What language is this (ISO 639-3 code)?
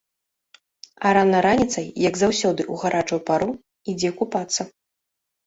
bel